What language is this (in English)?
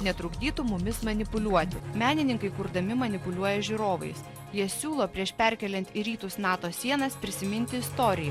Lithuanian